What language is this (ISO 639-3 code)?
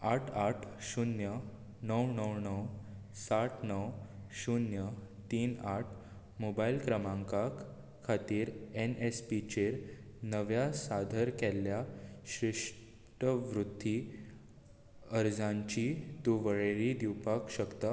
kok